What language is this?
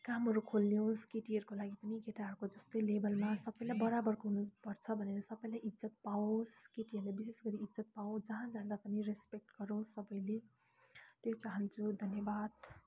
Nepali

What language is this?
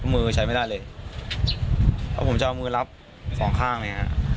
Thai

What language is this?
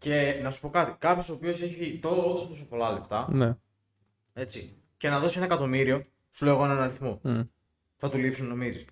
Greek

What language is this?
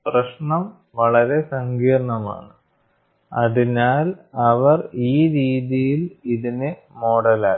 Malayalam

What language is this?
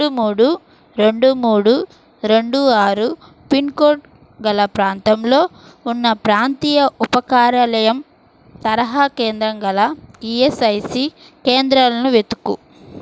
Telugu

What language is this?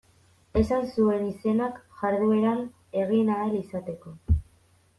Basque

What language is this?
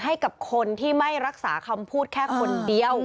Thai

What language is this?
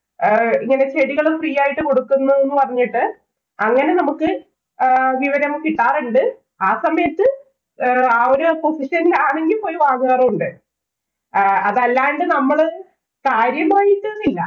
Malayalam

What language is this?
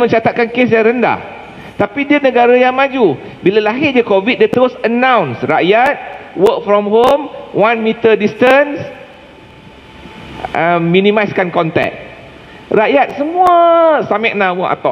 Malay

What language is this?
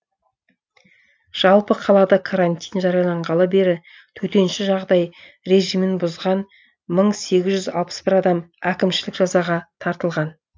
Kazakh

